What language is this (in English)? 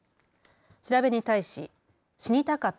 Japanese